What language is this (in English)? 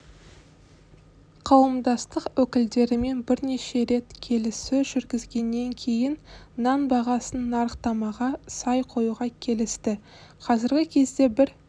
Kazakh